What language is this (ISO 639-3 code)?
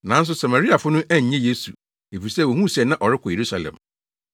aka